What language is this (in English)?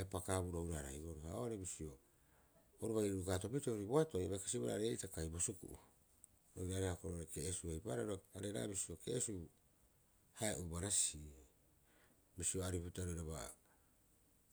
Rapoisi